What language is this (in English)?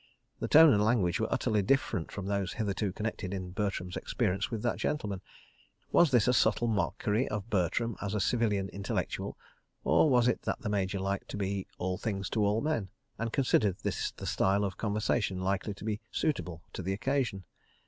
English